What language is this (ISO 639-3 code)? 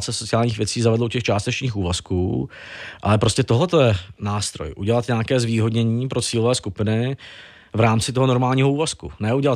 ces